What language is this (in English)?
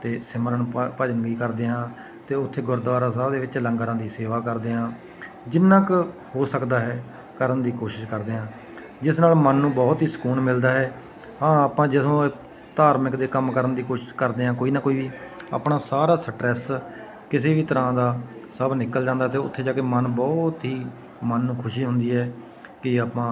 Punjabi